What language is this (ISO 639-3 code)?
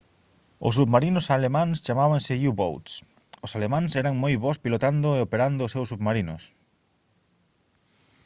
glg